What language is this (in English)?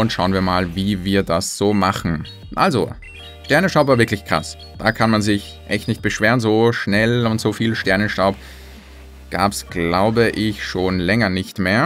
German